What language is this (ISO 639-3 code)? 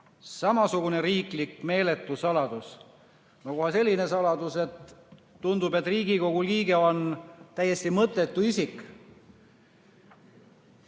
est